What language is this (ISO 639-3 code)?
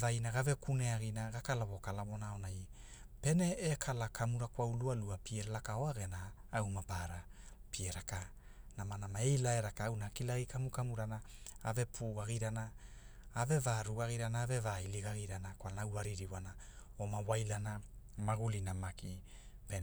hul